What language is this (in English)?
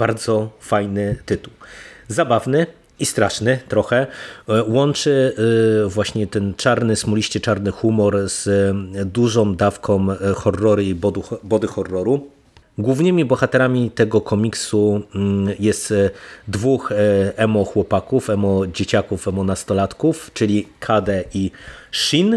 Polish